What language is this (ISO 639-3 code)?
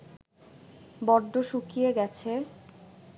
ben